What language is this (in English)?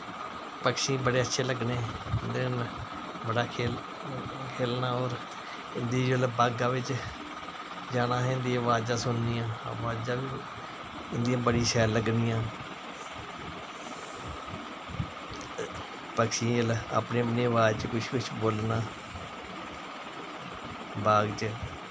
Dogri